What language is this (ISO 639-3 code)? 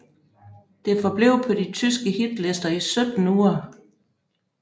dan